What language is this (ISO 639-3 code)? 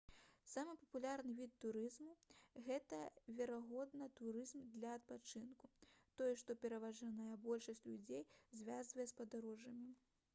bel